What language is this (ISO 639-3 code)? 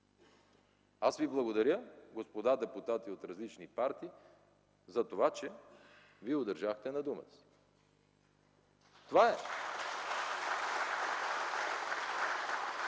bul